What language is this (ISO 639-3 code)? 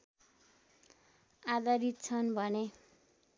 nep